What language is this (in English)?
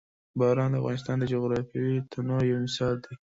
Pashto